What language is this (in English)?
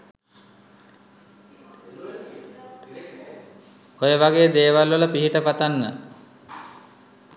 Sinhala